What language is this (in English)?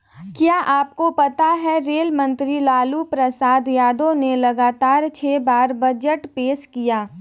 Hindi